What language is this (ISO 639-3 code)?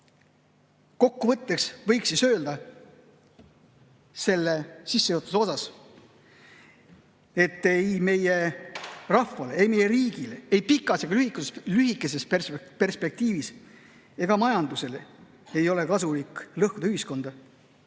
est